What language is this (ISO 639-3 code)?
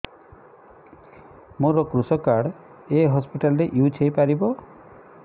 ori